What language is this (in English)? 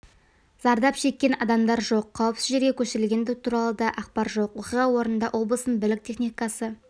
Kazakh